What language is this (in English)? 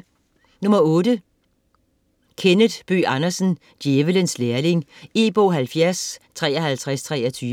Danish